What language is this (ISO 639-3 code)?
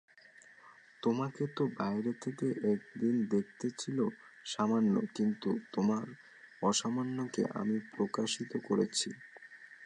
ben